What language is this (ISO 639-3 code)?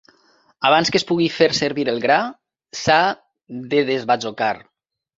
cat